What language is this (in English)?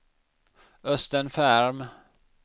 Swedish